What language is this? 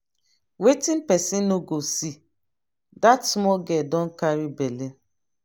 Nigerian Pidgin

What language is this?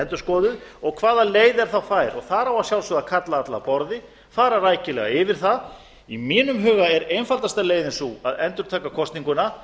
Icelandic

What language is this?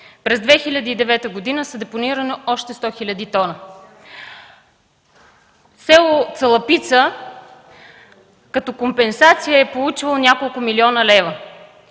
Bulgarian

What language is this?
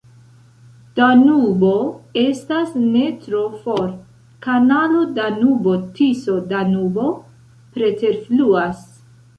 Esperanto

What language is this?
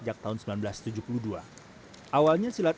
Indonesian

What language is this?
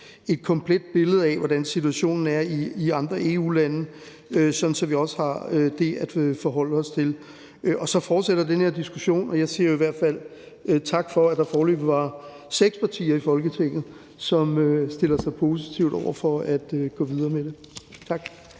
Danish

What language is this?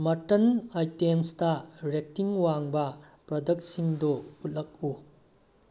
Manipuri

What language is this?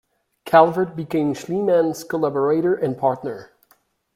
English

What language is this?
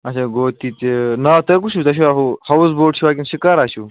Kashmiri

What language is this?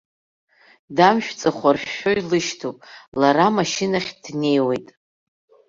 Abkhazian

